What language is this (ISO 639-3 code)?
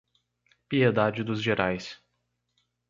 por